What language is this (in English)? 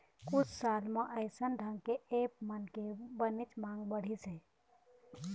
Chhattisgarhi